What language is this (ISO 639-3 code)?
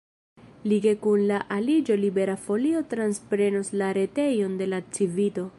epo